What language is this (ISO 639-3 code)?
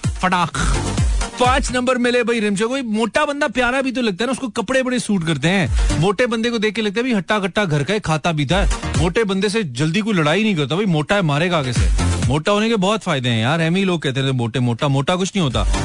hin